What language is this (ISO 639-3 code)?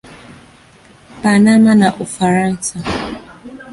swa